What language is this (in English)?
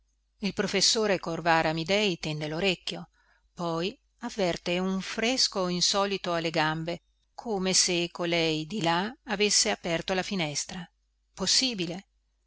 Italian